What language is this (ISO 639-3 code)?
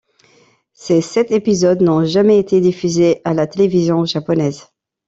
fra